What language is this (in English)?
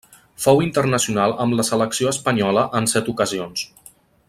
Catalan